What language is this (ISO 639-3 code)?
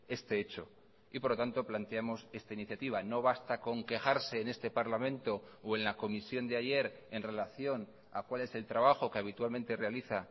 spa